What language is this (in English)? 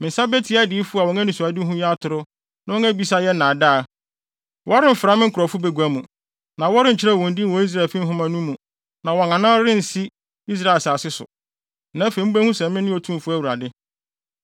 Akan